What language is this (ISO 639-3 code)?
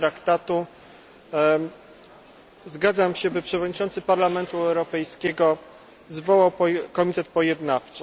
pol